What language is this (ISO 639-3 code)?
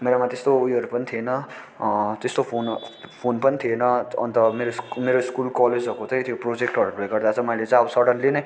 nep